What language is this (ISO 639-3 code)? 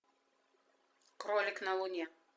rus